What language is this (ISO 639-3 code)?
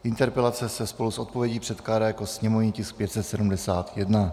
ces